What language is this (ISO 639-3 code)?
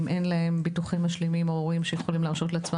heb